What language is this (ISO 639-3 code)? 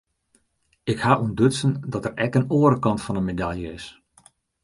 fry